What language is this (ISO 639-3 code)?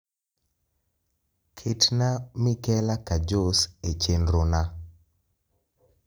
luo